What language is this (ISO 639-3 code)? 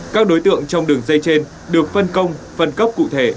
vie